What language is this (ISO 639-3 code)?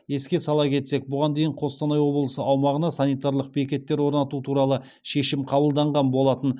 kaz